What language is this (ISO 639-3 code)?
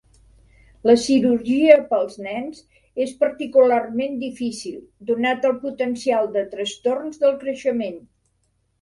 cat